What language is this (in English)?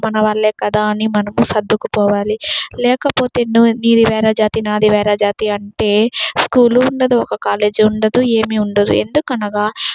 Telugu